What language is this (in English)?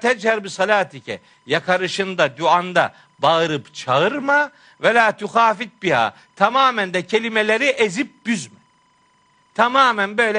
Turkish